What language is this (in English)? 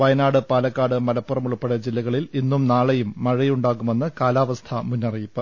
Malayalam